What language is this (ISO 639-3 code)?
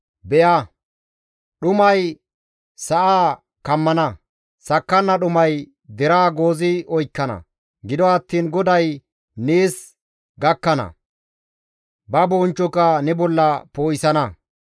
gmv